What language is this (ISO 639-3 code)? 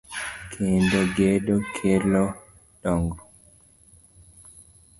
luo